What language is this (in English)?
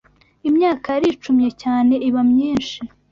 Kinyarwanda